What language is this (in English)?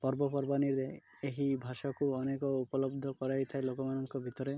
Odia